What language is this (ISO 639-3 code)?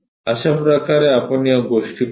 mar